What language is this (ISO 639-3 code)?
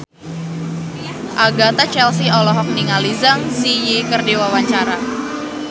sun